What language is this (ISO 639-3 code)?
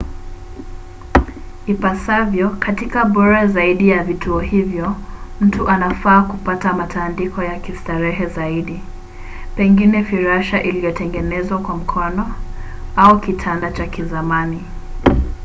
swa